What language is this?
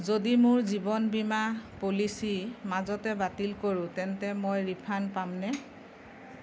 Assamese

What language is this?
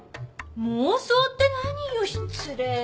Japanese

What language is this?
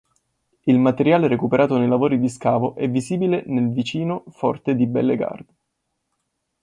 Italian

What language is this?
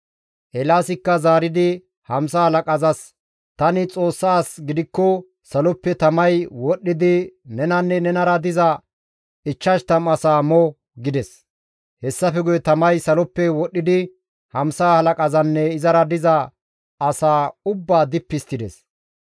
Gamo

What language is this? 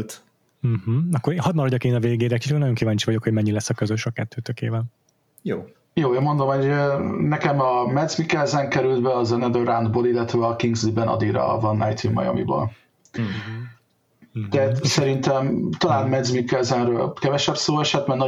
Hungarian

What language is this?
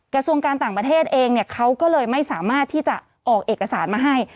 Thai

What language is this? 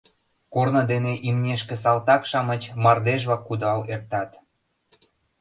Mari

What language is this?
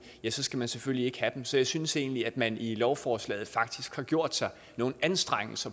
Danish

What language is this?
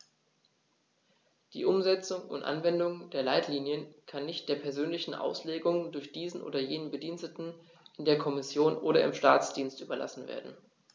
German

